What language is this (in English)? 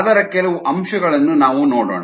Kannada